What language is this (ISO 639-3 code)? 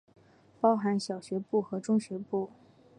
zho